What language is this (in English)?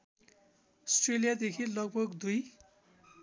Nepali